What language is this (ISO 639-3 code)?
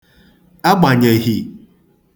ibo